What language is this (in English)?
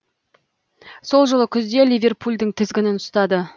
Kazakh